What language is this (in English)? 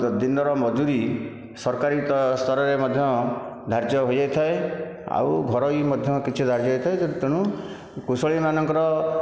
Odia